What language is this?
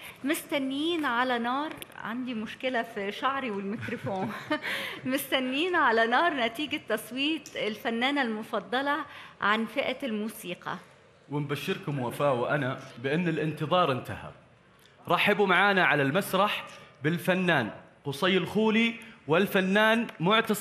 Arabic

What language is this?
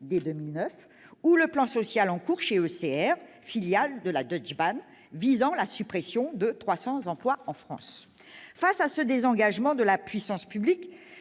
French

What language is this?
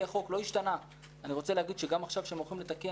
Hebrew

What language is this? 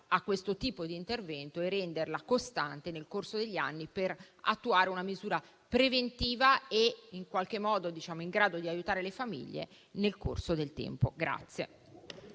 Italian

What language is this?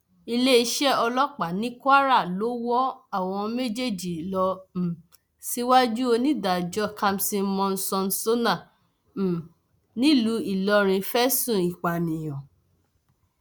Yoruba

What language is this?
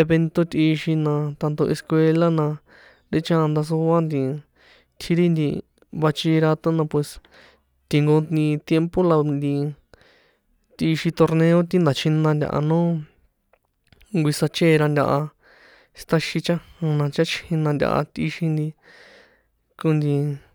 San Juan Atzingo Popoloca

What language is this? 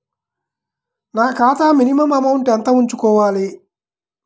Telugu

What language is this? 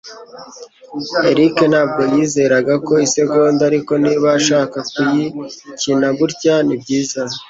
Kinyarwanda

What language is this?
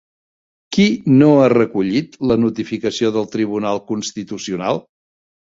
Catalan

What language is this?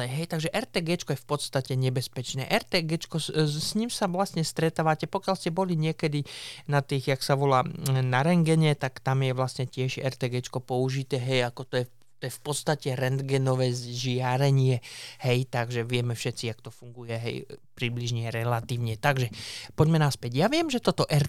Slovak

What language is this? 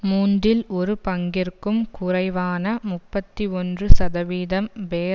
Tamil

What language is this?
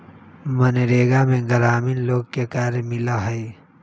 Magahi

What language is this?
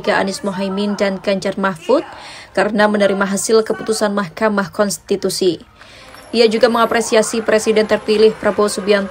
Indonesian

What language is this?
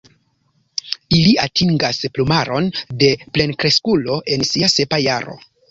Esperanto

